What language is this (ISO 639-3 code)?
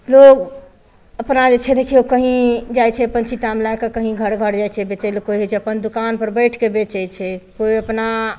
mai